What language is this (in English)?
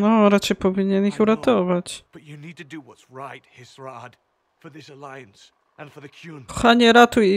Polish